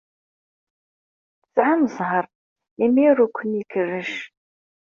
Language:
Kabyle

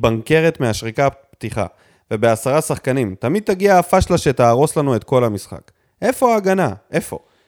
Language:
Hebrew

